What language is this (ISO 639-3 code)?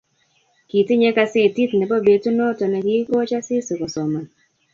kln